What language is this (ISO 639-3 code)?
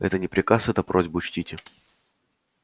rus